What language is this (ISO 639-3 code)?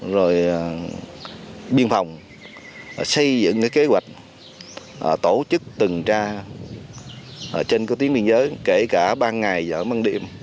vie